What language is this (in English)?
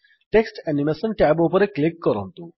Odia